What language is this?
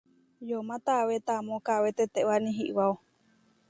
Huarijio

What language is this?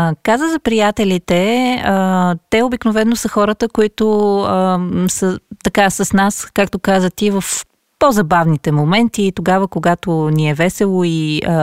Bulgarian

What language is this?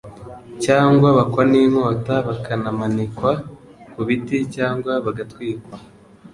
Kinyarwanda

